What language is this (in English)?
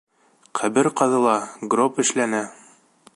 Bashkir